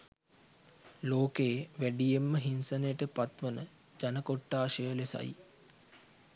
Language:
Sinhala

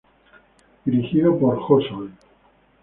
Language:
Spanish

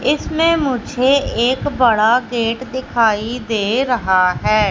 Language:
Hindi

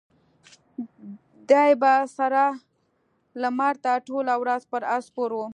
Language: Pashto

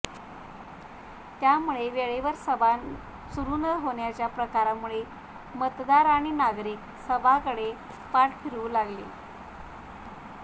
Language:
Marathi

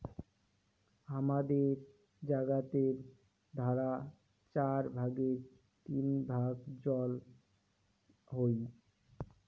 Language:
Bangla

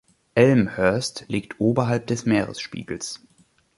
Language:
German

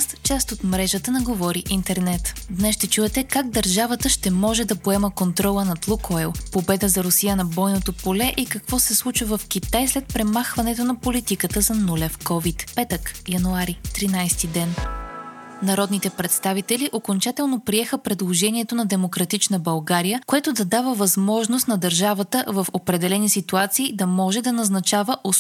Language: Bulgarian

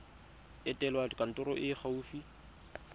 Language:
Tswana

